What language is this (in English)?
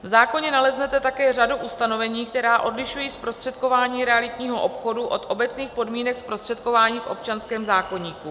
Czech